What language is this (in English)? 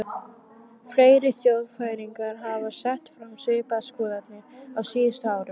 Icelandic